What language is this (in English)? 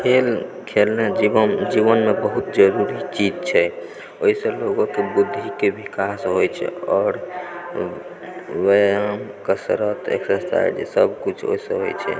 Maithili